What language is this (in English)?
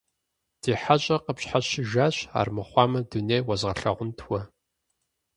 Kabardian